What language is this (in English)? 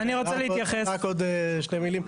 Hebrew